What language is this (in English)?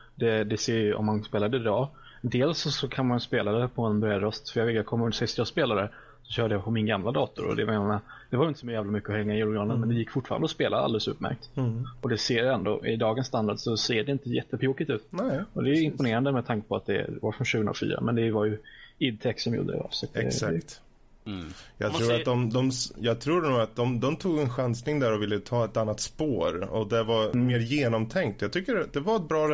Swedish